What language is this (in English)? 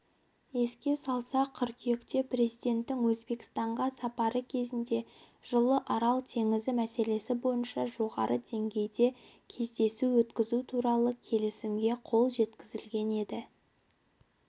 Kazakh